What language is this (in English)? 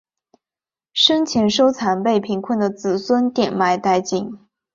Chinese